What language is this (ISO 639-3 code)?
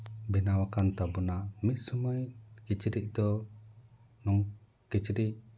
sat